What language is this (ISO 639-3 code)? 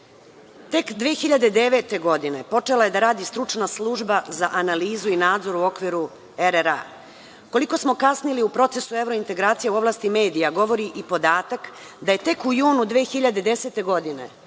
srp